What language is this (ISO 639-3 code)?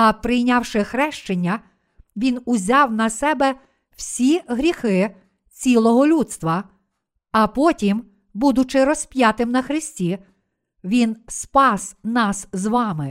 ukr